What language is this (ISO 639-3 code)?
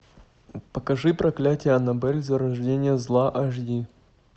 rus